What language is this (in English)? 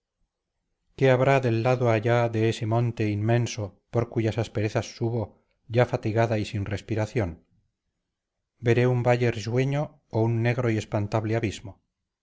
Spanish